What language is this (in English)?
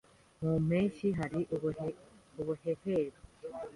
Kinyarwanda